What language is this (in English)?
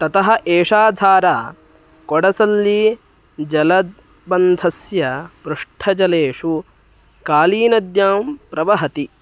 Sanskrit